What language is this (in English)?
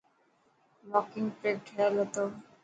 Dhatki